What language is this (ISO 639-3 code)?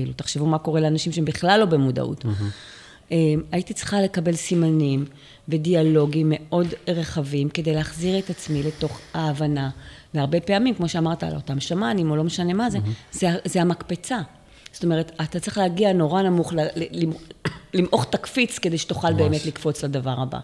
heb